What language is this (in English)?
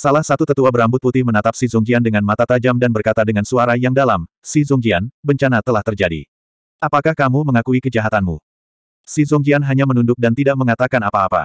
Indonesian